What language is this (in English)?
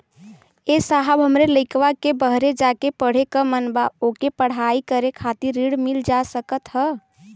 Bhojpuri